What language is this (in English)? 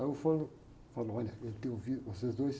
Portuguese